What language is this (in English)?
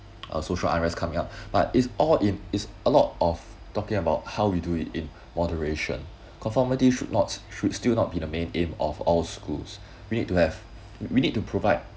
English